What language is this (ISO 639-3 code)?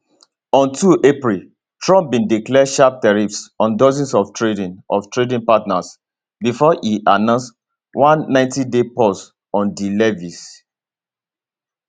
pcm